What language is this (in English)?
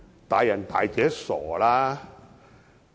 Cantonese